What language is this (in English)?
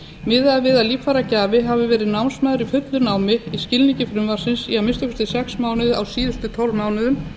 Icelandic